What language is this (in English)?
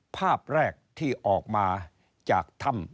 Thai